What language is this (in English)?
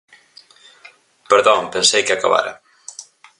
Galician